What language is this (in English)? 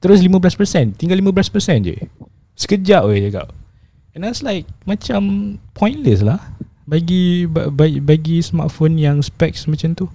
Malay